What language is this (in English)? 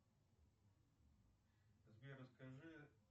Russian